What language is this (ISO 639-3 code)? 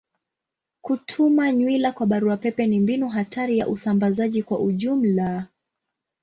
swa